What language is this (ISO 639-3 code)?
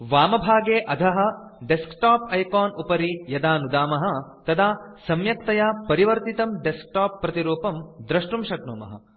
san